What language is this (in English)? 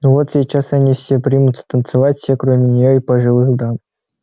Russian